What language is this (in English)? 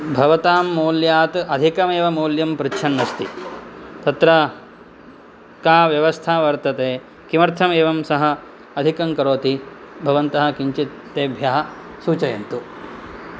Sanskrit